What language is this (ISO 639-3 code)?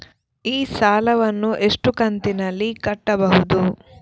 kan